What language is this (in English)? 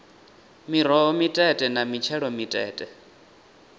Venda